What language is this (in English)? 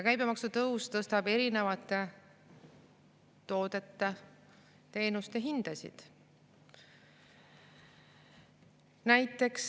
Estonian